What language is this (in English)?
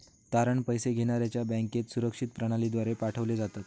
Marathi